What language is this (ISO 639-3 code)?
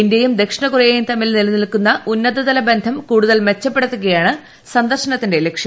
mal